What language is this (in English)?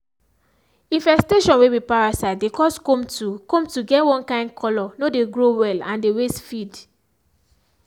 Nigerian Pidgin